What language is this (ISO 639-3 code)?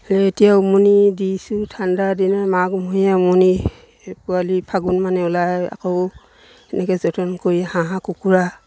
asm